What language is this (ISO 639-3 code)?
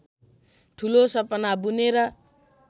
nep